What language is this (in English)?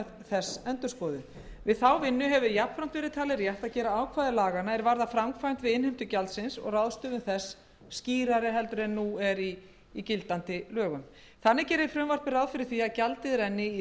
Icelandic